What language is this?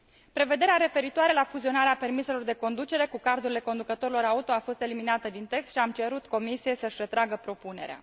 Romanian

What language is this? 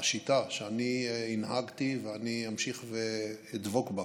Hebrew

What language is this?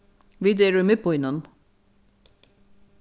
Faroese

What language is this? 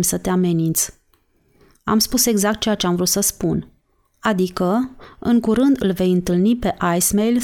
Romanian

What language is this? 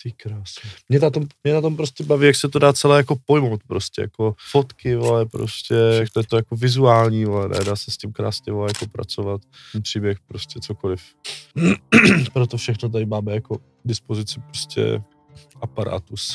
Czech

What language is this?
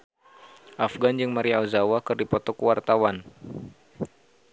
Sundanese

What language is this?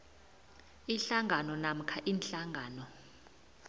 South Ndebele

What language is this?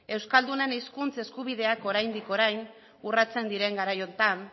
Basque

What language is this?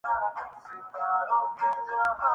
Urdu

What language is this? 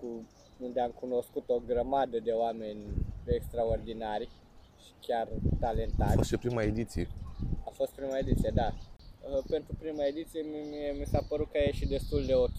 Romanian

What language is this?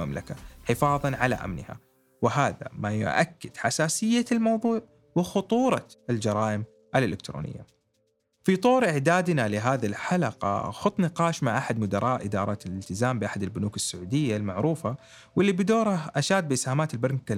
Arabic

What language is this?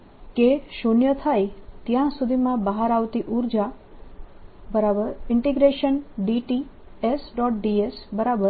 Gujarati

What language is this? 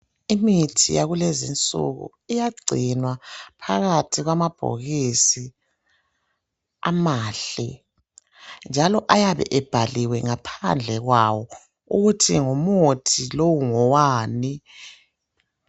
North Ndebele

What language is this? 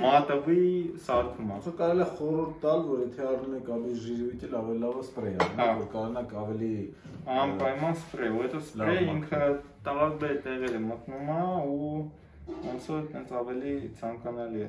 Romanian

